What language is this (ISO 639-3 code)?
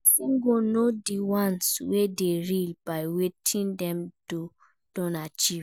pcm